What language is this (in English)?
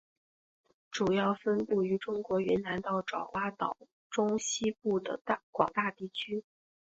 Chinese